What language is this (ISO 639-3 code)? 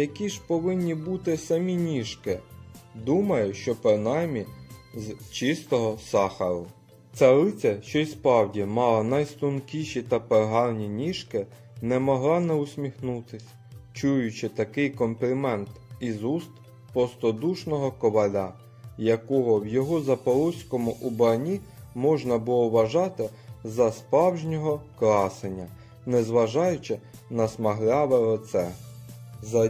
ukr